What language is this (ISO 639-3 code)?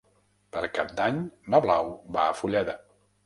cat